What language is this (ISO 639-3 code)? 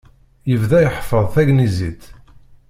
kab